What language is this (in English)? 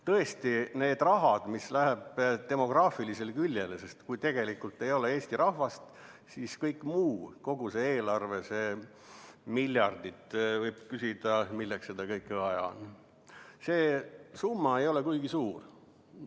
Estonian